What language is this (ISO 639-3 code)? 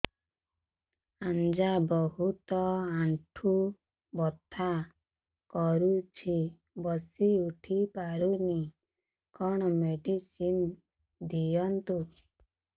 ori